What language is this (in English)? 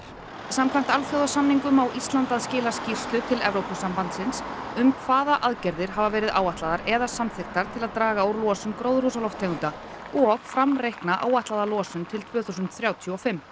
Icelandic